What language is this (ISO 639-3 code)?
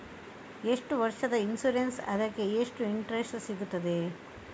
kan